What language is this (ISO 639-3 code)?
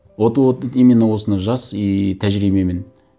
kaz